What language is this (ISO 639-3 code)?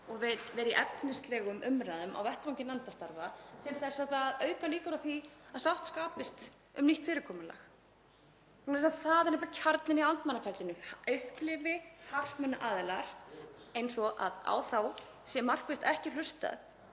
isl